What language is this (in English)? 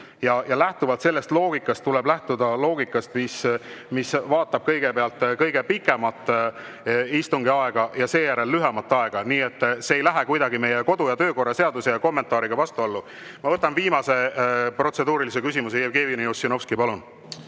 Estonian